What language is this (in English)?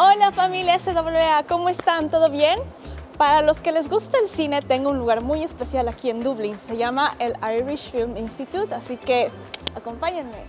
Spanish